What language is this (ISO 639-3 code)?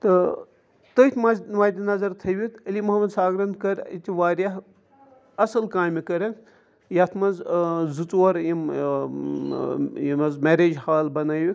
kas